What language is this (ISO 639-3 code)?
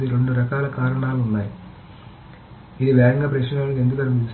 tel